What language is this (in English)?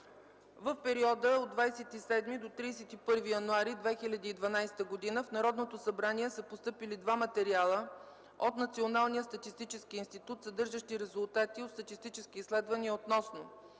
Bulgarian